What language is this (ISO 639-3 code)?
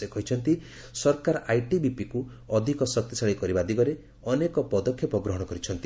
ori